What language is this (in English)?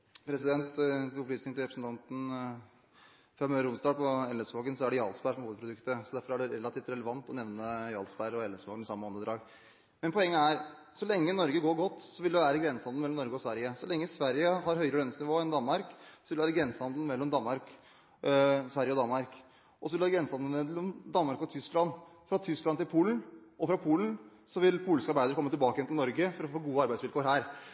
Norwegian Bokmål